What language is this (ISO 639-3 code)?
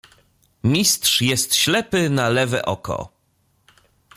pol